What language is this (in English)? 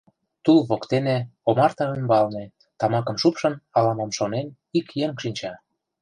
Mari